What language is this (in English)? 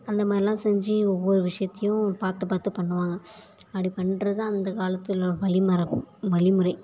Tamil